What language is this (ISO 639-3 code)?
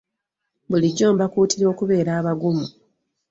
lug